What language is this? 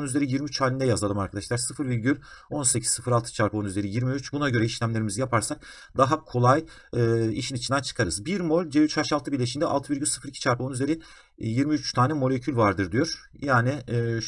Turkish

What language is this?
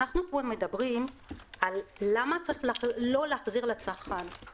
Hebrew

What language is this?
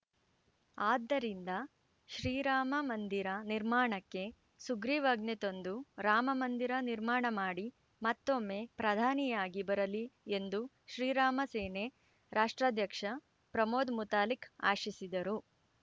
Kannada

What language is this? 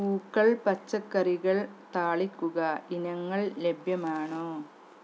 Malayalam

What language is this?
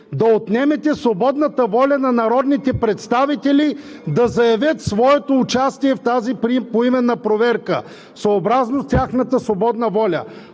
Bulgarian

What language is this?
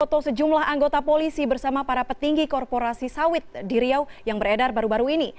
Indonesian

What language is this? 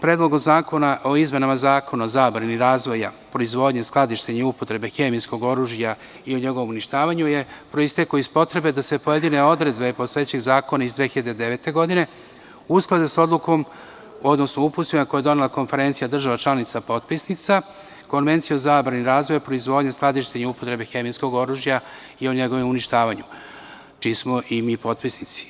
Serbian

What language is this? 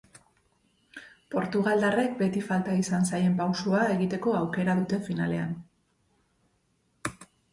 Basque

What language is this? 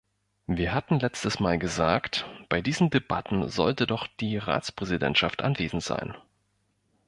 German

